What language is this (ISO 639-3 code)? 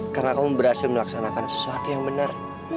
ind